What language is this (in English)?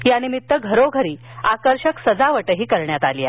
Marathi